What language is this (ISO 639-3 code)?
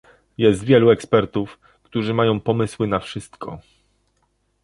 pol